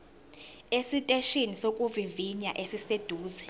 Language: Zulu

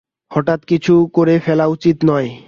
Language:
Bangla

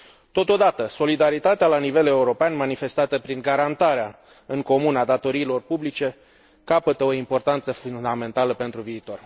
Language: Romanian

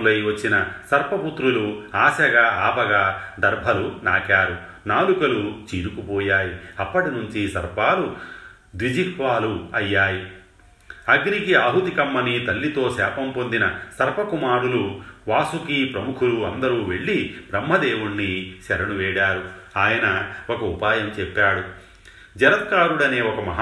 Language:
Telugu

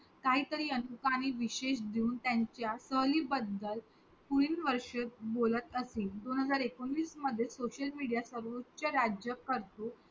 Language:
Marathi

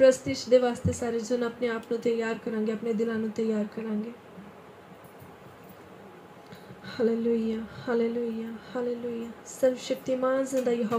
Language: Hindi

